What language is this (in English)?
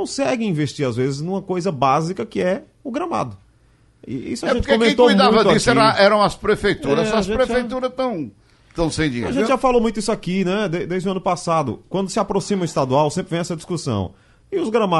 Portuguese